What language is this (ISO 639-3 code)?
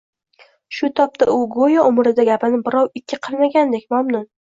uzb